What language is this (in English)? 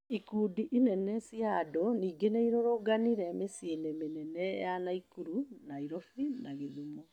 Kikuyu